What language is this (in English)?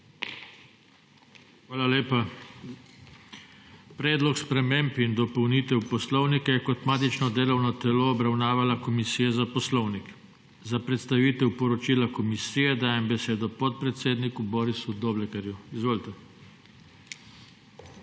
Slovenian